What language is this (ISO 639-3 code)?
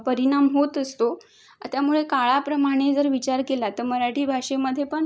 mar